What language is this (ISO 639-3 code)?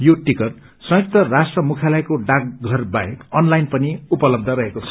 nep